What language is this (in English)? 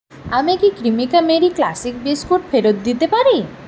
Bangla